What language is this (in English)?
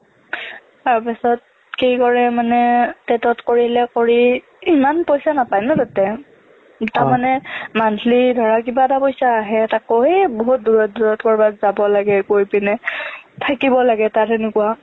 Assamese